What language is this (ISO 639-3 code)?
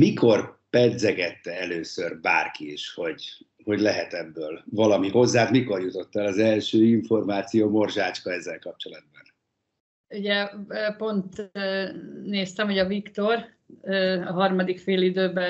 hun